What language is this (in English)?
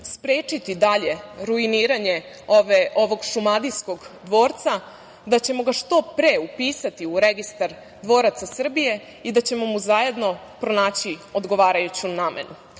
Serbian